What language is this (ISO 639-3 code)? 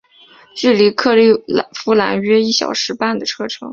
zho